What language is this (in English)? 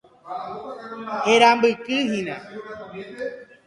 Guarani